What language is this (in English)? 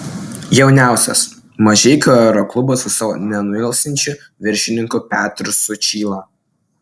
Lithuanian